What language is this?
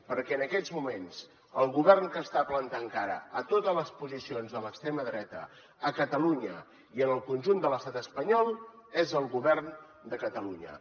Catalan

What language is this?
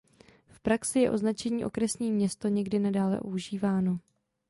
Czech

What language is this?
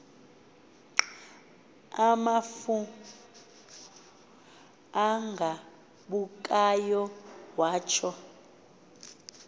Xhosa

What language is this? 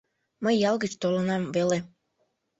Mari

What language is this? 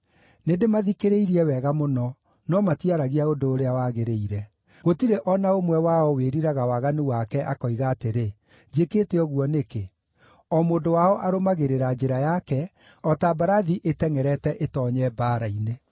Kikuyu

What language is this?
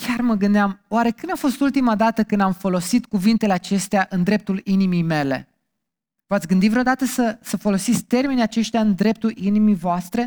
Romanian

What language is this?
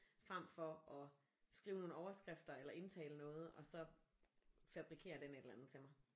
Danish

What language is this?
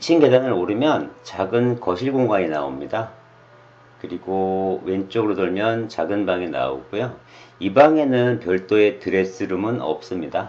Korean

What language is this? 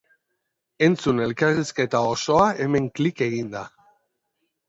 Basque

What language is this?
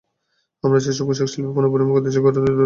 Bangla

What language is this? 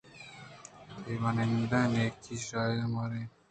Eastern Balochi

